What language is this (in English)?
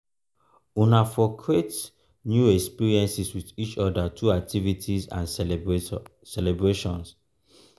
Nigerian Pidgin